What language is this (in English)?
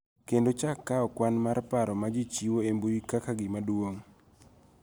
Luo (Kenya and Tanzania)